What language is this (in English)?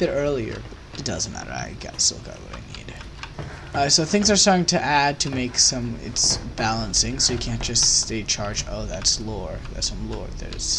English